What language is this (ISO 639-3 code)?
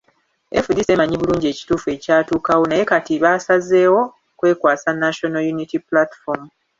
lug